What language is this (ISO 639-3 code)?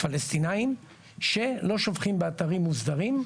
heb